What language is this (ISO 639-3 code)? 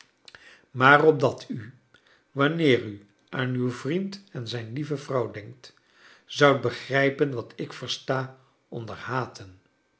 nld